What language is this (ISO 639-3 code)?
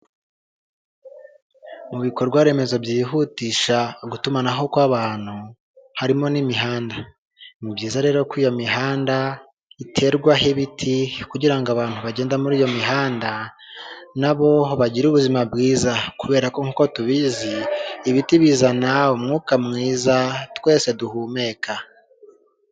kin